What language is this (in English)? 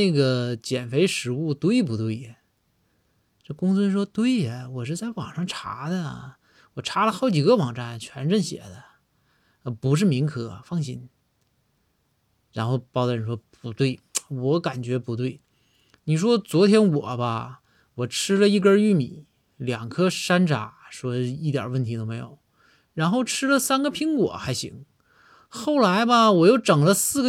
Chinese